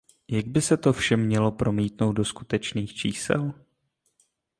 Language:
Czech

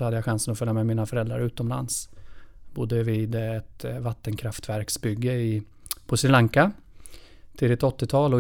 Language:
Swedish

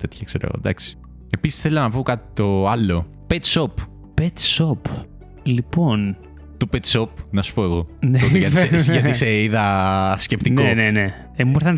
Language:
Greek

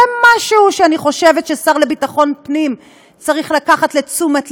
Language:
Hebrew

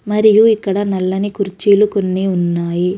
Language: Telugu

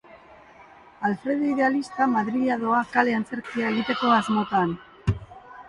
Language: Basque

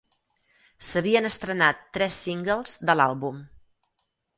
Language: Catalan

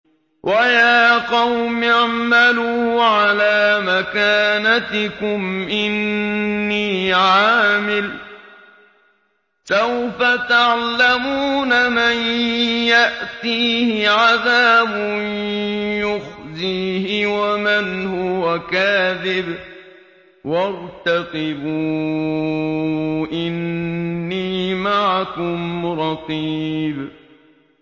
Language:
Arabic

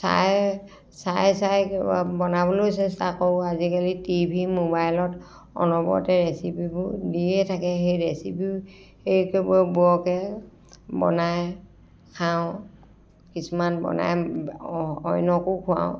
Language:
Assamese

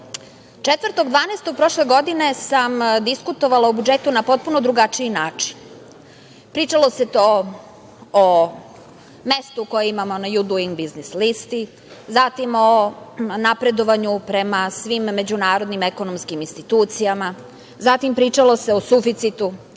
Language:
Serbian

